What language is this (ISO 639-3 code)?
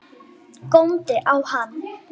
isl